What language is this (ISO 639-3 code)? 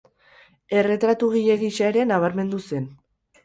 eus